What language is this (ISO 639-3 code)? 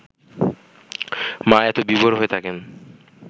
ben